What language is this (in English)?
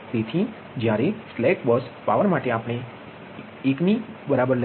Gujarati